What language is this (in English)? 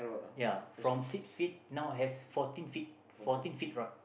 English